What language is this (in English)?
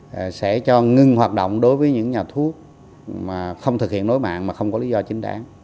Vietnamese